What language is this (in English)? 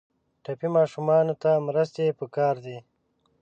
Pashto